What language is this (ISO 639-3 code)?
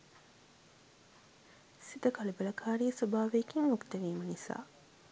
sin